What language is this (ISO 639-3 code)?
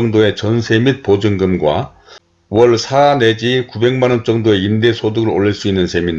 kor